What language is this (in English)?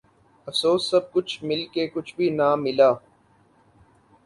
Urdu